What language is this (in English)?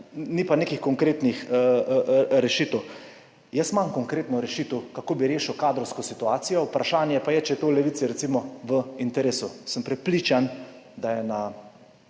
Slovenian